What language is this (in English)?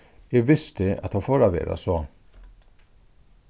Faroese